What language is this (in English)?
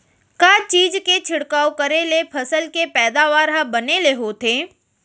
Chhattisgarhi